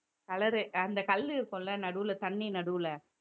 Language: Tamil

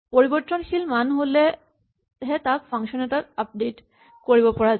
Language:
Assamese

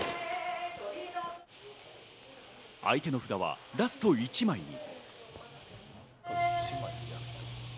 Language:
Japanese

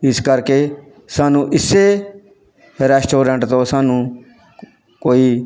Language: Punjabi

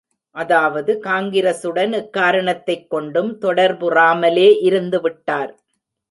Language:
Tamil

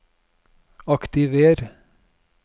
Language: Norwegian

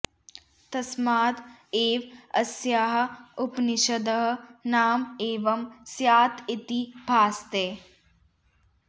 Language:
Sanskrit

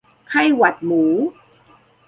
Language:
Thai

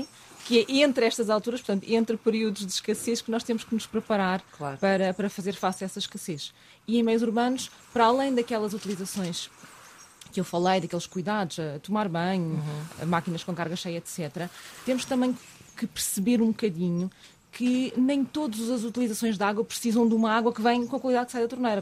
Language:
Portuguese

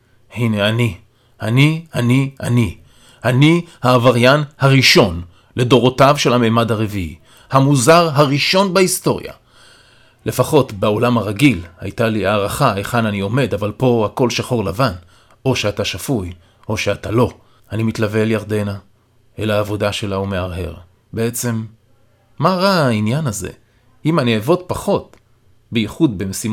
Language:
Hebrew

